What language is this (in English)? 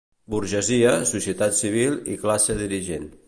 Catalan